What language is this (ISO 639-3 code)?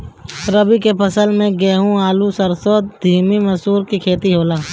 bho